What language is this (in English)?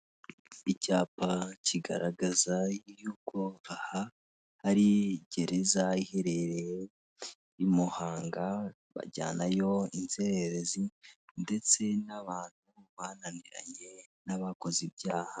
Kinyarwanda